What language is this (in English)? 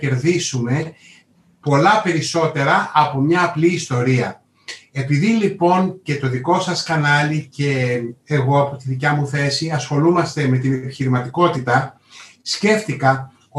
Greek